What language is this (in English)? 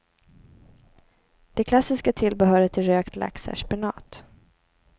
Swedish